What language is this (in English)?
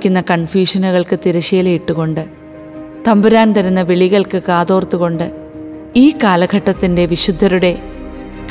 Malayalam